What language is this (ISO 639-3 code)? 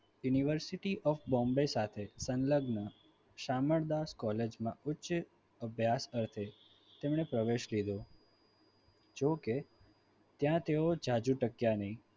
guj